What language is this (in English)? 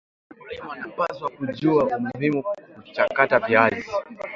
Swahili